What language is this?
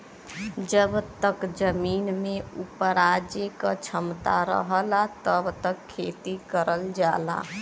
Bhojpuri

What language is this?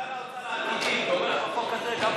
Hebrew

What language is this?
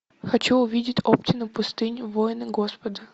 Russian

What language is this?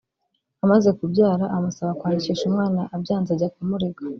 Kinyarwanda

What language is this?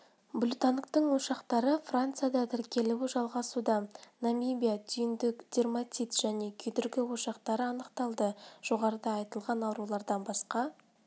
Kazakh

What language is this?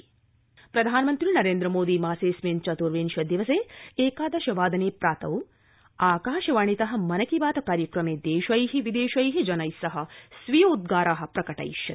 Sanskrit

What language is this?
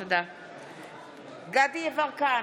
Hebrew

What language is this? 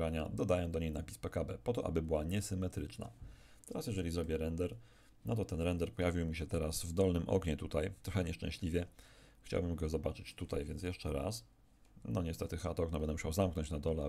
Polish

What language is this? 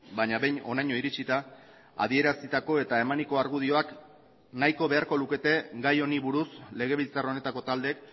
Basque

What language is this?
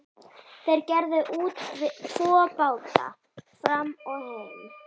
Icelandic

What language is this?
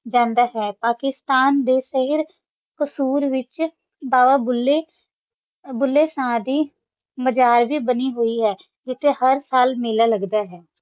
Punjabi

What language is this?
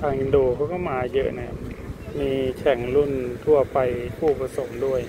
Thai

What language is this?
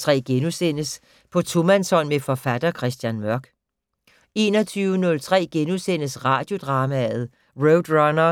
Danish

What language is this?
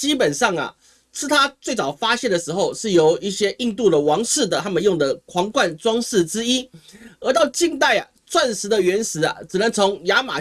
Chinese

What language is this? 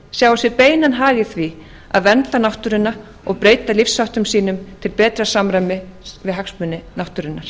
Icelandic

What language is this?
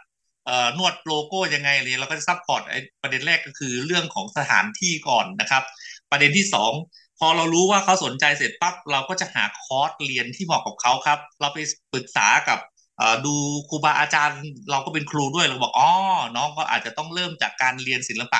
Thai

